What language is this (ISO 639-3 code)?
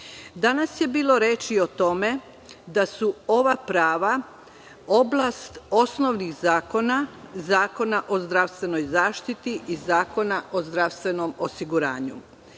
srp